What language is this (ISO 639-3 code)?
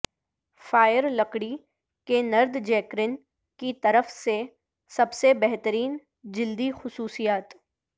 urd